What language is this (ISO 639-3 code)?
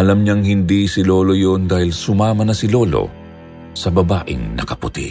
fil